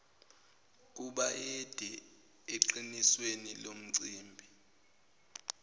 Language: Zulu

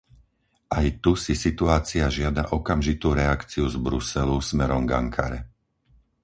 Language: Slovak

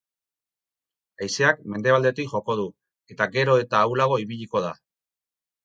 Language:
Basque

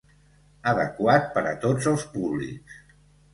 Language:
Catalan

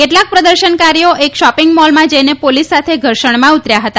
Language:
Gujarati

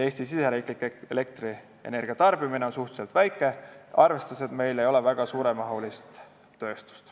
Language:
Estonian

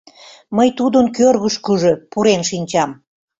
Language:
Mari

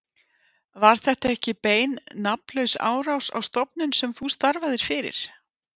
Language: Icelandic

